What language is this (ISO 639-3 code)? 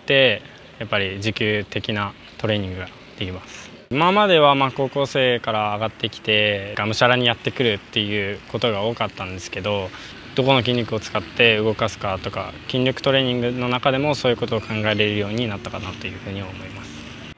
jpn